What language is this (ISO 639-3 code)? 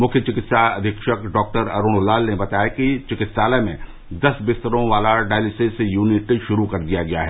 hin